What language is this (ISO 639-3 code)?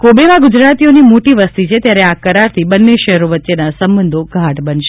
guj